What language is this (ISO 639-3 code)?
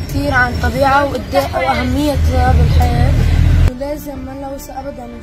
ara